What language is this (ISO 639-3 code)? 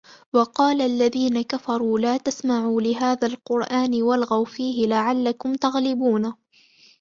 ara